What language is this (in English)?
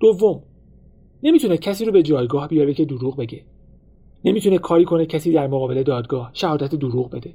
Persian